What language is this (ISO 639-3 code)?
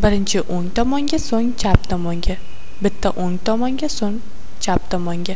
tur